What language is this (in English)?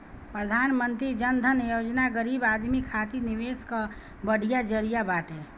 Bhojpuri